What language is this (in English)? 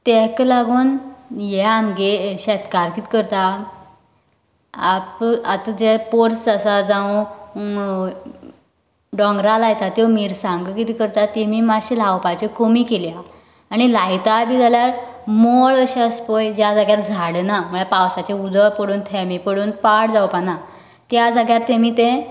Konkani